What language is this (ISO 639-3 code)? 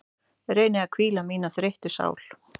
isl